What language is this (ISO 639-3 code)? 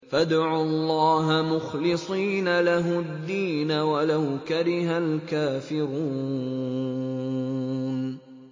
ara